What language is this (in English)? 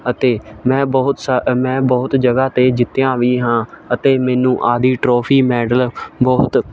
Punjabi